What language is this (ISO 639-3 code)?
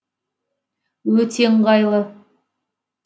kaz